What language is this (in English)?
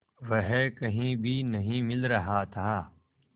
Hindi